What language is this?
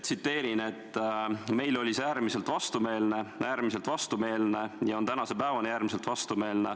Estonian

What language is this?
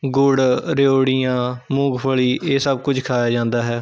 Punjabi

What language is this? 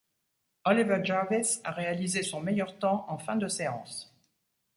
French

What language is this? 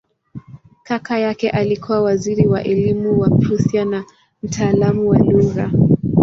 Swahili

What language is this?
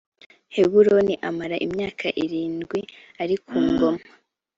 Kinyarwanda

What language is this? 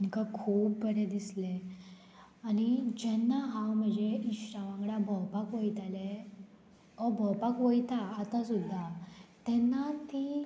Konkani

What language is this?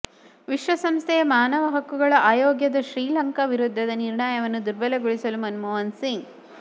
Kannada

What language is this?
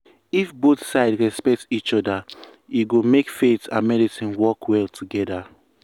Nigerian Pidgin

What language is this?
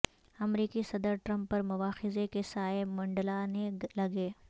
Urdu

